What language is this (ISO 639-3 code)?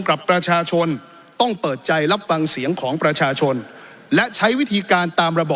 tha